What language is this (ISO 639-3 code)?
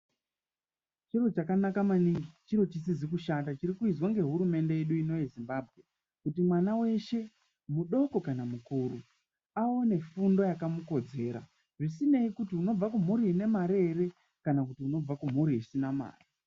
ndc